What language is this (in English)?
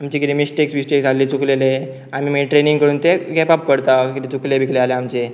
Konkani